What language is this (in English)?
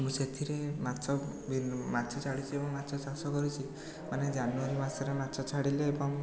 Odia